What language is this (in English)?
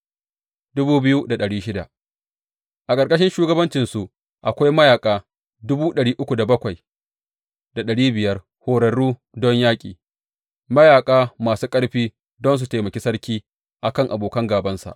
Hausa